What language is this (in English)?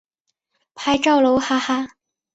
Chinese